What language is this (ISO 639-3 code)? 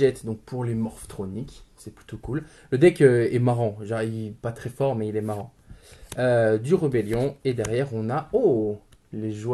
fra